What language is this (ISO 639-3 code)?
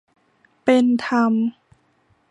tha